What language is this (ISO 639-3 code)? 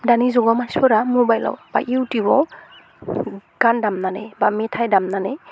brx